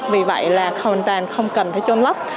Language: Vietnamese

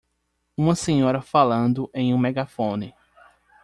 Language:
Portuguese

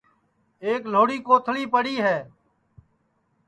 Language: Sansi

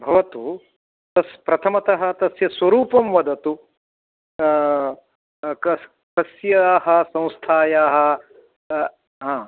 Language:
Sanskrit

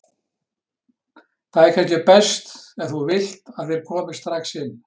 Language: Icelandic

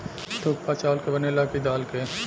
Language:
Bhojpuri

